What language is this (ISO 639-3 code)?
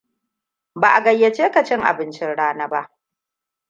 hau